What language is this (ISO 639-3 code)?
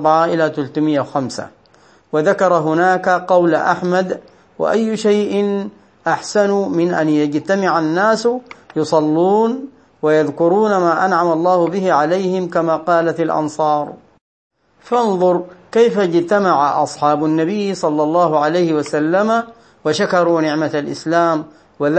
ara